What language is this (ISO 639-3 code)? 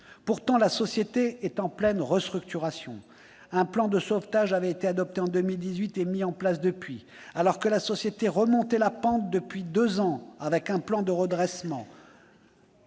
fra